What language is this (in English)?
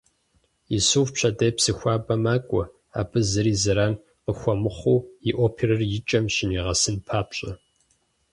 Kabardian